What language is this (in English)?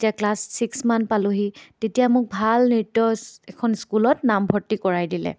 Assamese